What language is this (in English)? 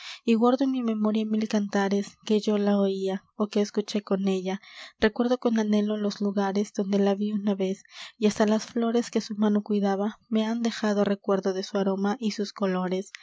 Spanish